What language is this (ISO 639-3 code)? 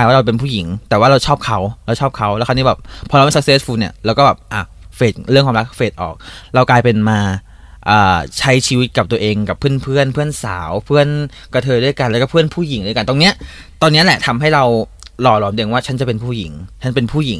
tha